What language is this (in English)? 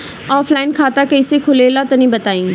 Bhojpuri